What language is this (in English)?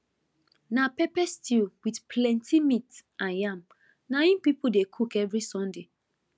Nigerian Pidgin